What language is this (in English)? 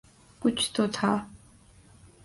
Urdu